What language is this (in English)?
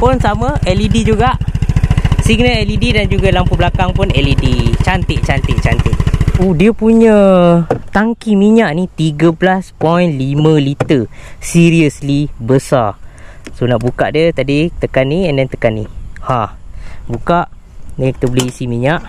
Malay